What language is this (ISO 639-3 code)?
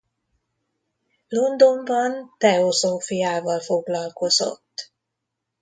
hun